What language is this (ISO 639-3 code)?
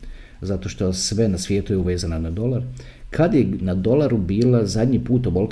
hrv